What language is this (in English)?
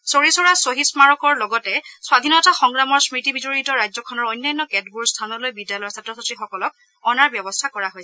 Assamese